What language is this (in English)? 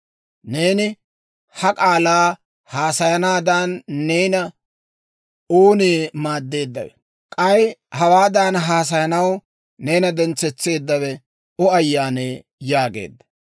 Dawro